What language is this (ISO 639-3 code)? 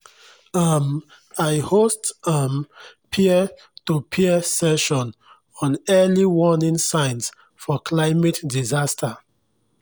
pcm